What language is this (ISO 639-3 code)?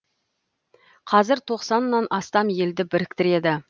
kaz